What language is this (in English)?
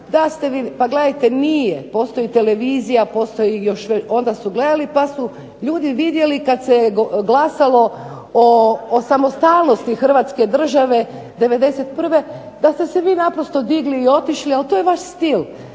Croatian